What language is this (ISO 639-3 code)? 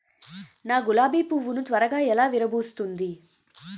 tel